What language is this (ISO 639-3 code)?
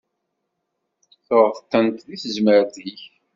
kab